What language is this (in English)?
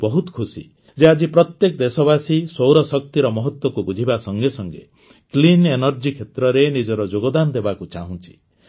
Odia